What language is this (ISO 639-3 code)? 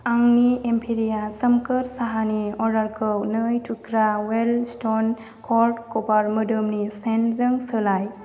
brx